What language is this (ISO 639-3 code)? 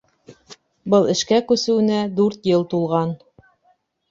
bak